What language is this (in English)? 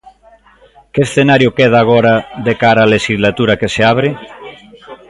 Galician